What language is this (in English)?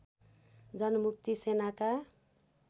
Nepali